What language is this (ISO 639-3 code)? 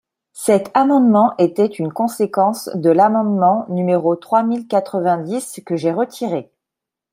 fra